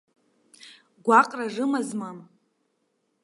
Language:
Abkhazian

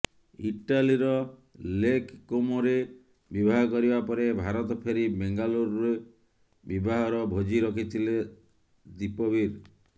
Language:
Odia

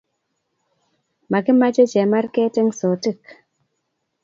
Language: Kalenjin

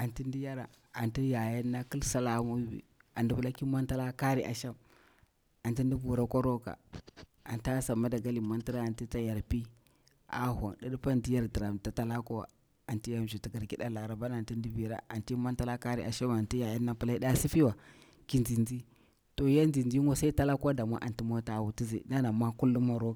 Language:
Bura-Pabir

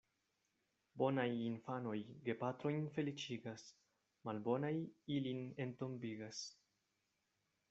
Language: Esperanto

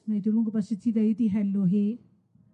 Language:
Welsh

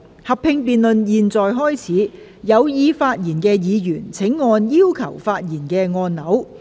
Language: Cantonese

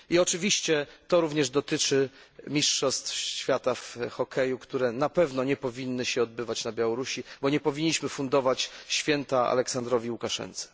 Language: Polish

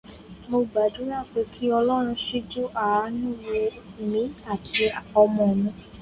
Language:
Yoruba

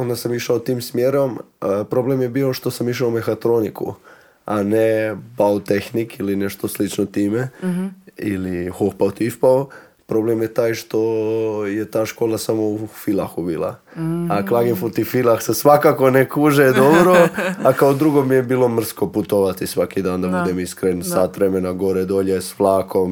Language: Croatian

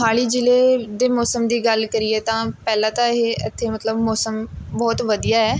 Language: Punjabi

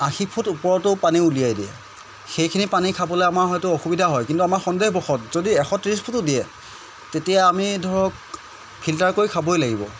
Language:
Assamese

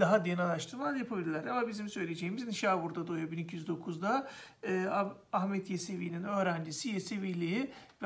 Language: Turkish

